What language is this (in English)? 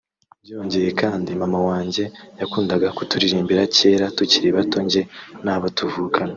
Kinyarwanda